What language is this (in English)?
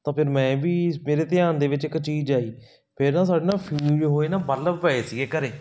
Punjabi